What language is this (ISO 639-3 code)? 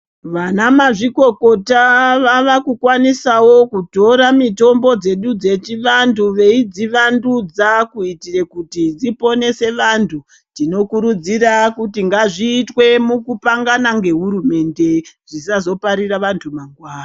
ndc